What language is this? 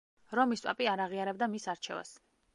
Georgian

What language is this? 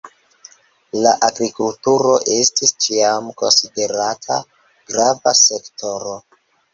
Esperanto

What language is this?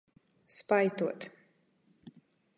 Latgalian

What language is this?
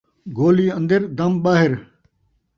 Saraiki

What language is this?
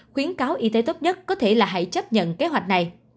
Vietnamese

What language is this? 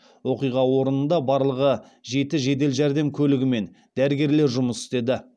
Kazakh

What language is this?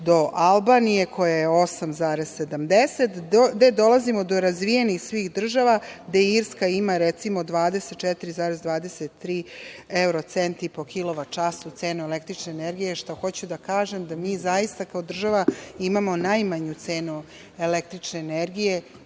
Serbian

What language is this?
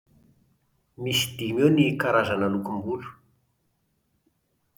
Malagasy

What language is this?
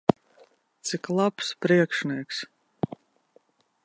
Latvian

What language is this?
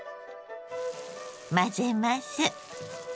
Japanese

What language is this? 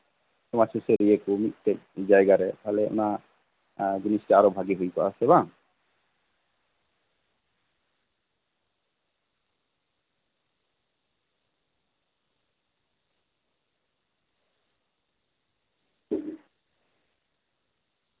Santali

